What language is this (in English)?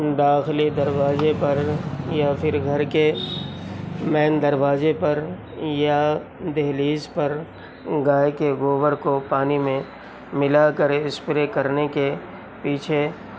Urdu